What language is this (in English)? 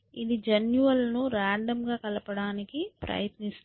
Telugu